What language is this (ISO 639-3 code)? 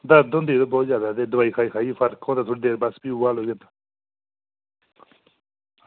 doi